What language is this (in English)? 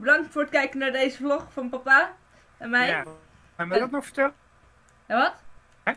Dutch